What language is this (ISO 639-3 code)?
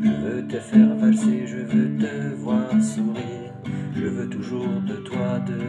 fra